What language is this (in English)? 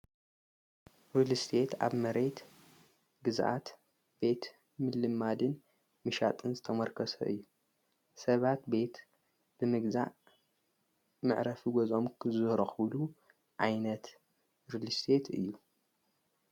Tigrinya